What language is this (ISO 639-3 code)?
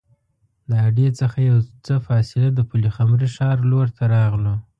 pus